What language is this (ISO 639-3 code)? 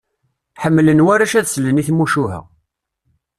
kab